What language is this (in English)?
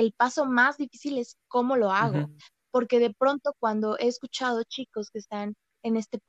Spanish